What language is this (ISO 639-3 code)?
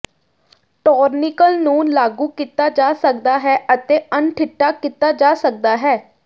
pan